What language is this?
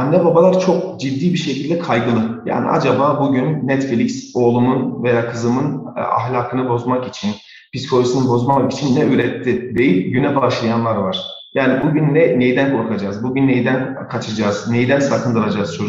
Turkish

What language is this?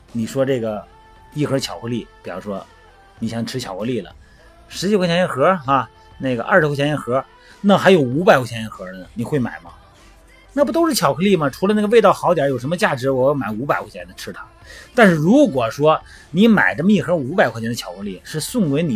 Chinese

